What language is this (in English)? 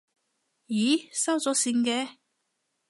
Cantonese